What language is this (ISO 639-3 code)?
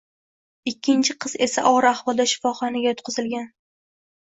uzb